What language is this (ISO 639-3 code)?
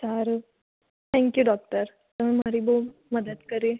guj